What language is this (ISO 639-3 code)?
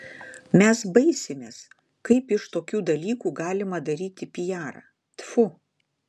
lit